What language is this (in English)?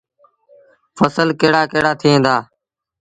Sindhi Bhil